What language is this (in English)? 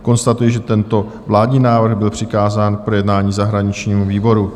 Czech